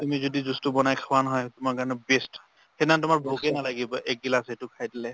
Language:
Assamese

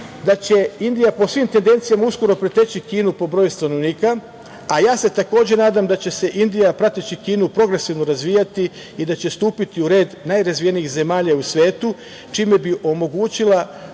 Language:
Serbian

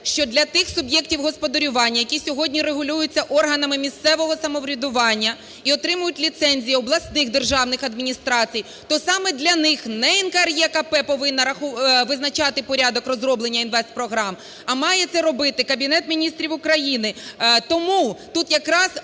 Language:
Ukrainian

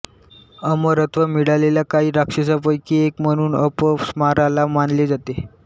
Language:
Marathi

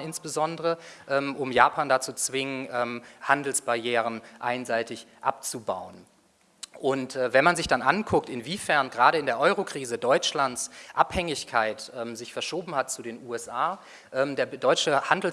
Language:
German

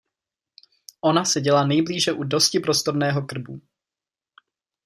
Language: Czech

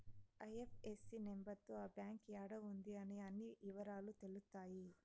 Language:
Telugu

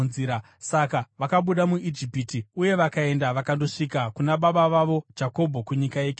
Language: Shona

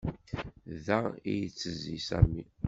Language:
Kabyle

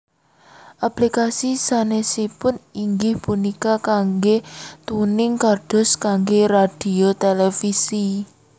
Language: Javanese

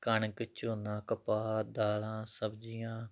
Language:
Punjabi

